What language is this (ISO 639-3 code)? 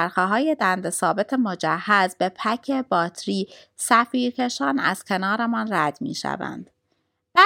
fas